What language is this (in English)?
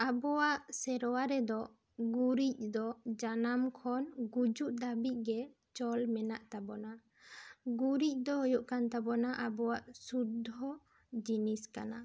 Santali